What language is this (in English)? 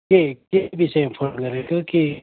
Nepali